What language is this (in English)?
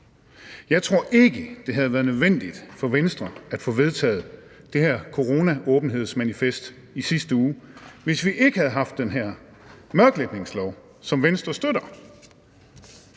Danish